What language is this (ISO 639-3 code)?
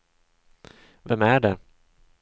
swe